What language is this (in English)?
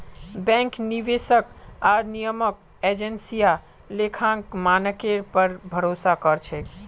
Magahi